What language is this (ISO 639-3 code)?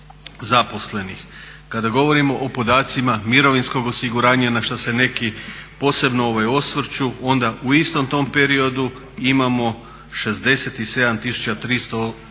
hrv